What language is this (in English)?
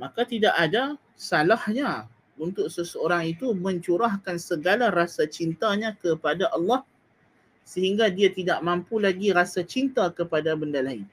Malay